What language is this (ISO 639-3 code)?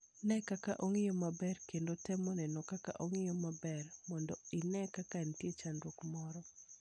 luo